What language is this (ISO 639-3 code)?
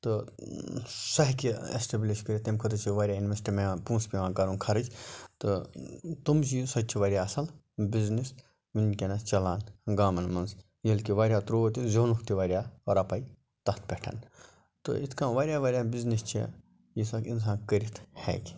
kas